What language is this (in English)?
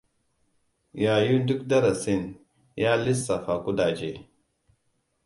Hausa